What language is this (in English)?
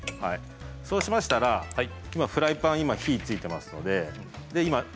Japanese